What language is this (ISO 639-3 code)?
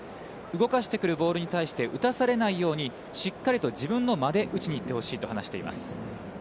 jpn